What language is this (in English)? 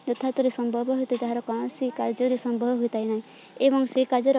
Odia